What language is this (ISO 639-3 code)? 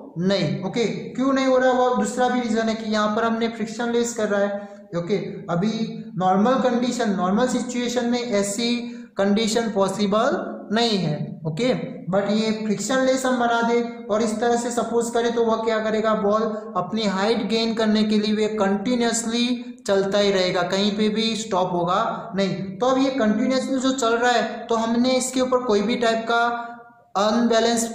hin